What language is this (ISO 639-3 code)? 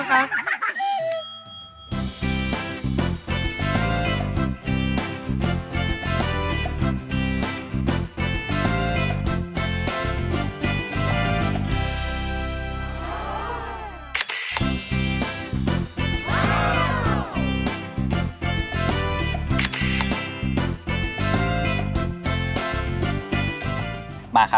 tha